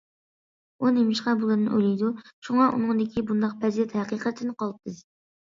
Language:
Uyghur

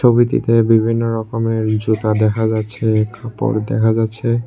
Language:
Bangla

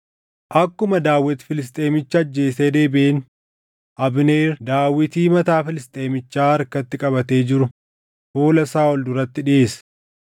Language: Oromo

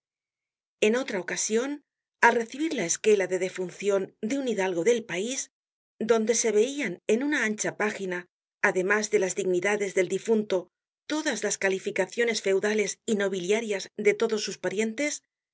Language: Spanish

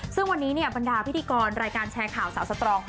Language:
Thai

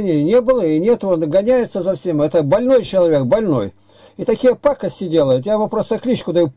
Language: Russian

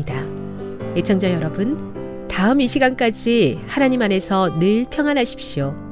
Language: Korean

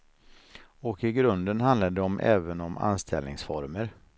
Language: Swedish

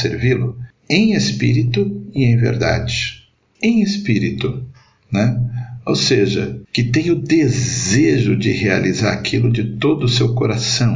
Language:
Portuguese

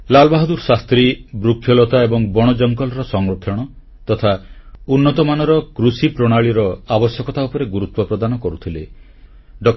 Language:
Odia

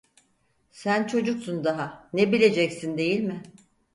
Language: Turkish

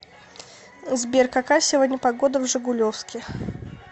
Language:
Russian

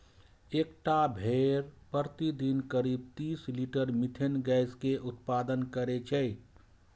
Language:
Maithili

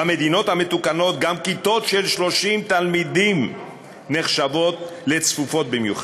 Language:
Hebrew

